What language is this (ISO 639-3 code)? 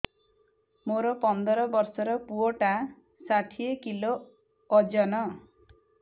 ori